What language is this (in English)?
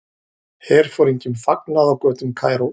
Icelandic